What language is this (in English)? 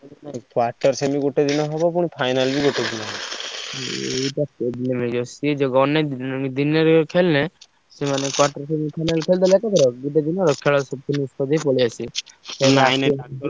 Odia